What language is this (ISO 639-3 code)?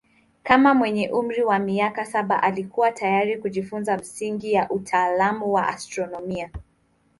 swa